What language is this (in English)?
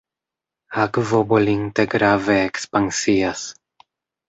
Esperanto